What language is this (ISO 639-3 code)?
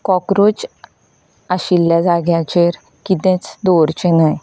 kok